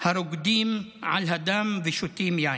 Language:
Hebrew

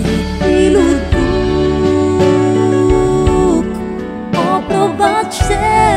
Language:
Polish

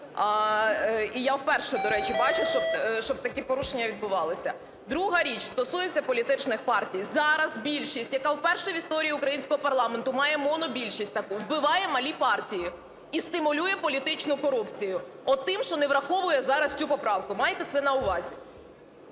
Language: Ukrainian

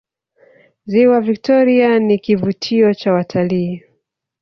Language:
Swahili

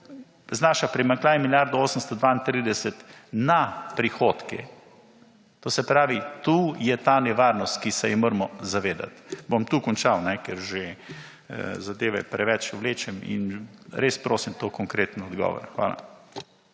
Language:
Slovenian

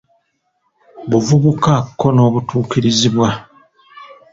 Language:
Ganda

